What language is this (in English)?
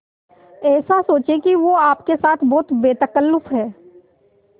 Hindi